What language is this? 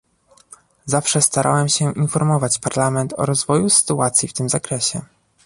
Polish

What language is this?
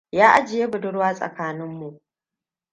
Hausa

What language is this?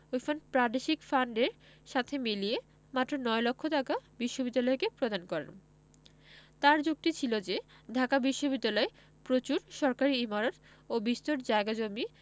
Bangla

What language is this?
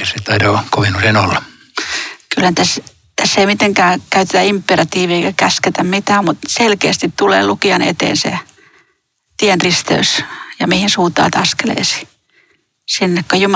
Finnish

